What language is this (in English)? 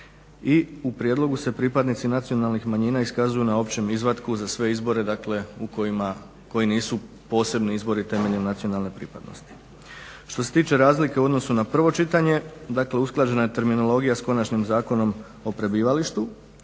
Croatian